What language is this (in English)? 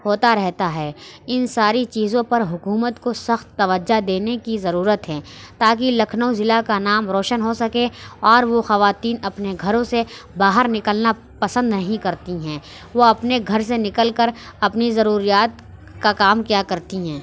Urdu